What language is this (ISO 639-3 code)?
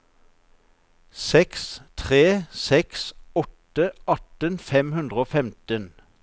nor